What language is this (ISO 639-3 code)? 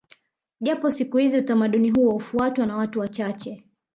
swa